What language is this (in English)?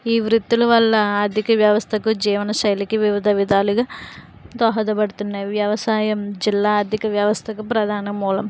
Telugu